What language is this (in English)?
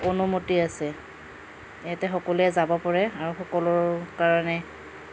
Assamese